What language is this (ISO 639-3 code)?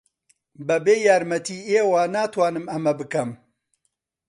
ckb